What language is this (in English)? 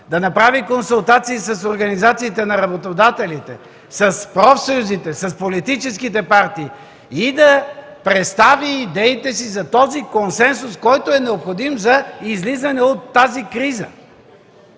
Bulgarian